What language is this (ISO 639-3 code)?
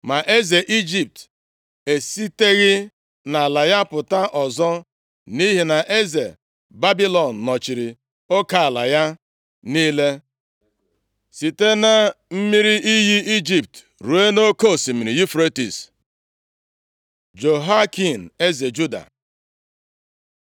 ibo